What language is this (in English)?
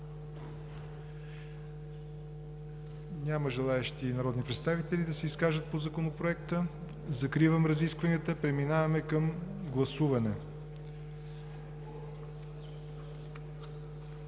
Bulgarian